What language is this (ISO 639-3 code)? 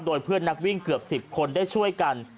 tha